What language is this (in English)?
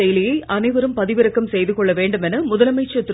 Tamil